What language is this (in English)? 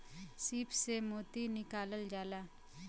Bhojpuri